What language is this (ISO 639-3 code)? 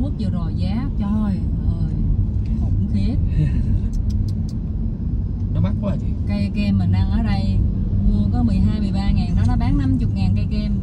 vie